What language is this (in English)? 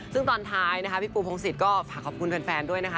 Thai